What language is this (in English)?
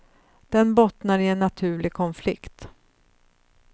Swedish